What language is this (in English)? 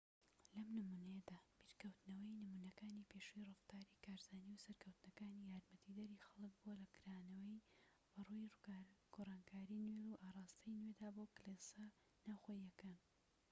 Central Kurdish